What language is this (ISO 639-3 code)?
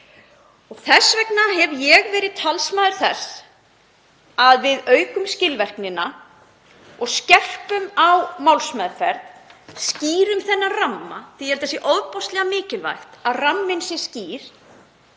isl